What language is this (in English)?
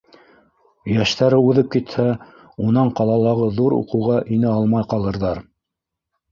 Bashkir